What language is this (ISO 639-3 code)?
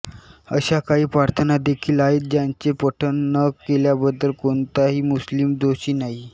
mar